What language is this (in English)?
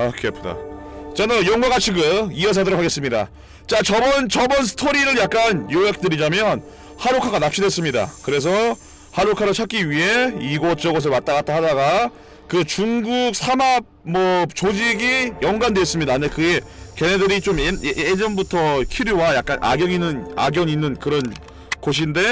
Korean